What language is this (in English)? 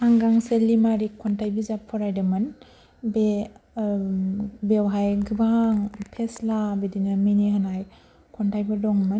Bodo